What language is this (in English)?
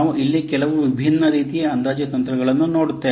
Kannada